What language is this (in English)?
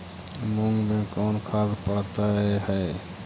Magahi